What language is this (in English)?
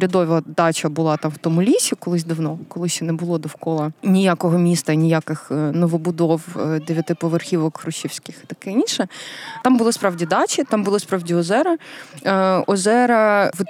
Ukrainian